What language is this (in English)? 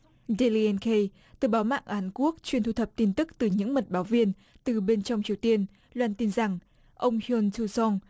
Vietnamese